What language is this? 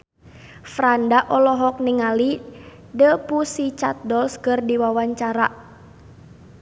Sundanese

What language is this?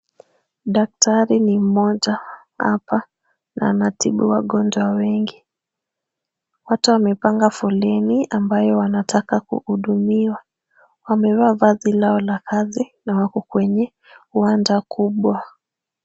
Swahili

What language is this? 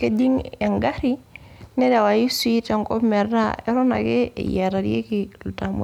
Masai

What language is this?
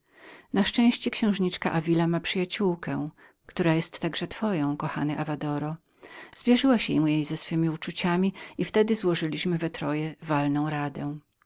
Polish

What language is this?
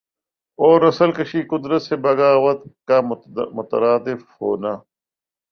Urdu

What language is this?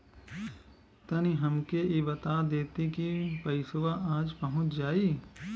Bhojpuri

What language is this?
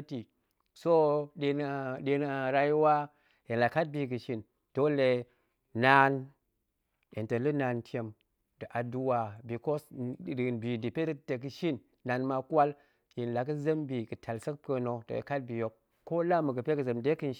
Goemai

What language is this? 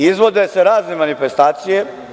Serbian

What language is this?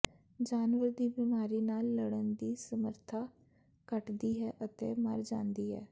Punjabi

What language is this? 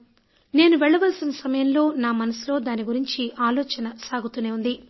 Telugu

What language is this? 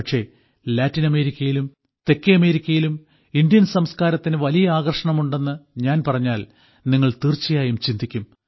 Malayalam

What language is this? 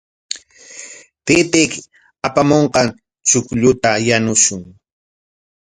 Corongo Ancash Quechua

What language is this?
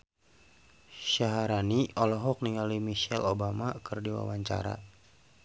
Sundanese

